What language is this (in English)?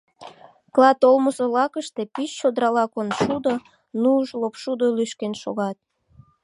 Mari